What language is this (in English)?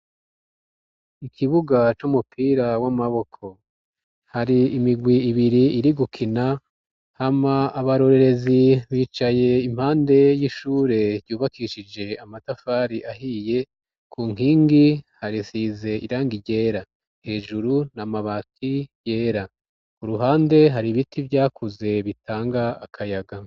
Rundi